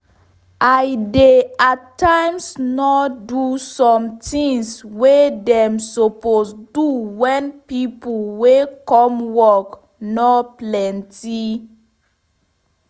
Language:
Nigerian Pidgin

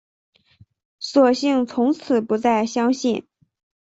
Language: Chinese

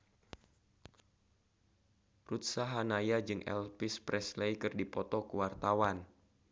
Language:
Sundanese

